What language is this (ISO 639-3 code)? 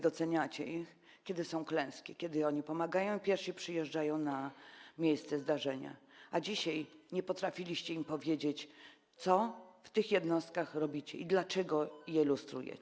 pol